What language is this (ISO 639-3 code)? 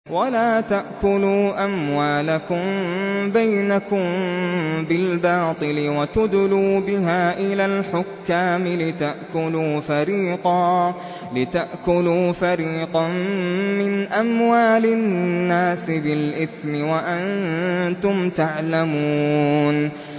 ara